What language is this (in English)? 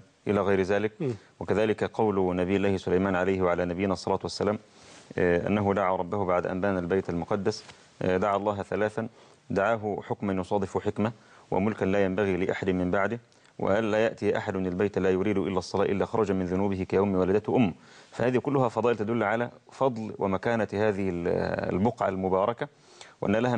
Arabic